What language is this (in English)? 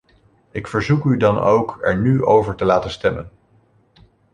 Dutch